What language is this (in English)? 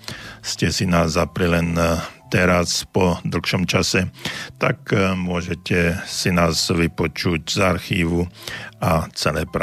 Slovak